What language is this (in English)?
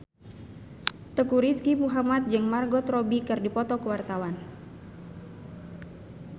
Sundanese